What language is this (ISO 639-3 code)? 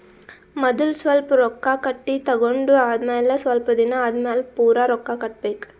kan